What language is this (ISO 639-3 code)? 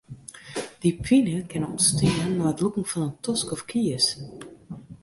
fry